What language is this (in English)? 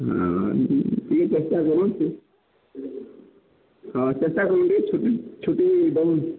Odia